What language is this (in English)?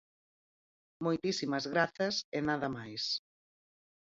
Galician